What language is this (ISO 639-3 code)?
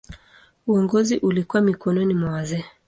swa